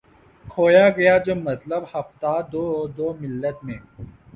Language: Urdu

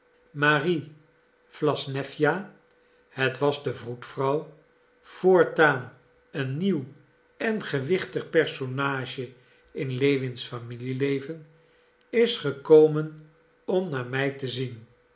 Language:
Dutch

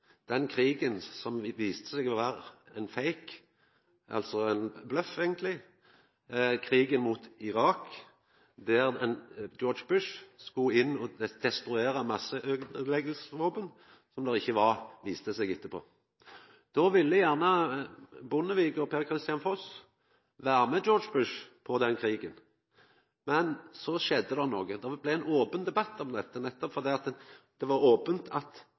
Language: Norwegian Nynorsk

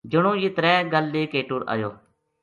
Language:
Gujari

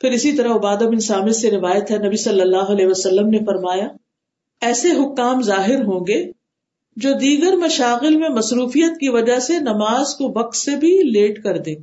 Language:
Urdu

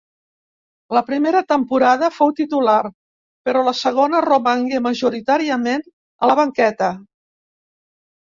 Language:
Catalan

